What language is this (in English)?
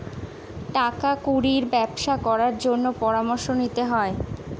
Bangla